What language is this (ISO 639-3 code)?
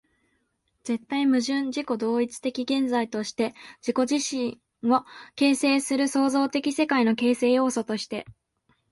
jpn